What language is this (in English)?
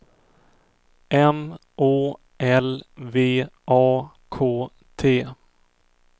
Swedish